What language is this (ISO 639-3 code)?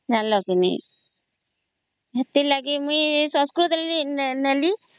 ori